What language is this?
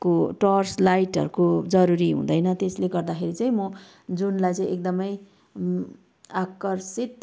Nepali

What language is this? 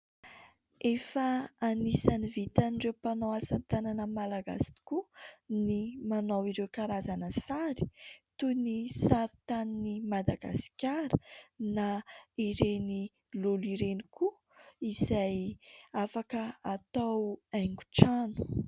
Malagasy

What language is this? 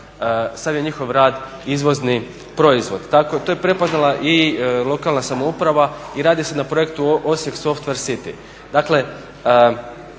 Croatian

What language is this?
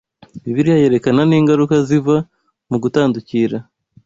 Kinyarwanda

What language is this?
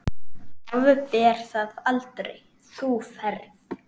Icelandic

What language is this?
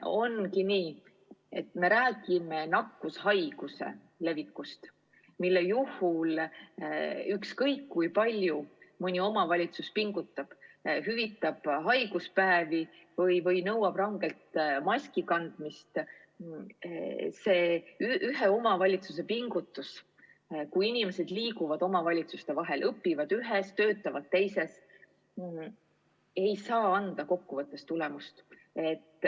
Estonian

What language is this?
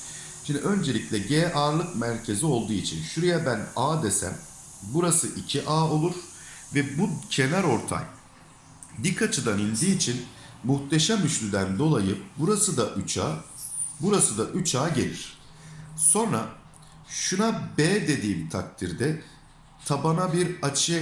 Turkish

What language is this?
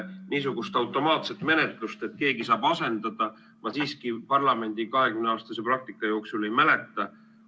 Estonian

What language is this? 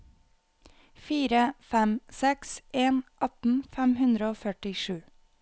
Norwegian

